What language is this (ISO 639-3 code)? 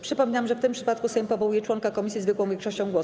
pol